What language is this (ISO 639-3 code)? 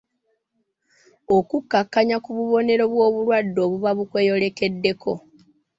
lug